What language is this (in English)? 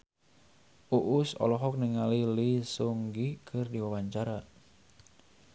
Sundanese